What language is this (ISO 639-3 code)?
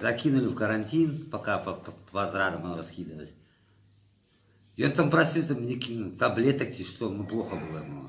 rus